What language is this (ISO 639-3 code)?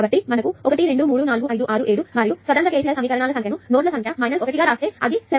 tel